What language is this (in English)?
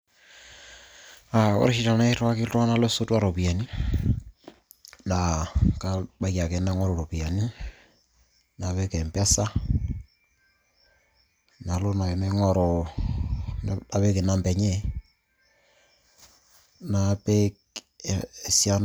Masai